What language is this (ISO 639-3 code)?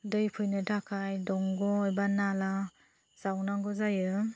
brx